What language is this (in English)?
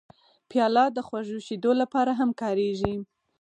Pashto